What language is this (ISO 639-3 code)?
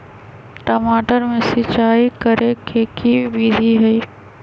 mag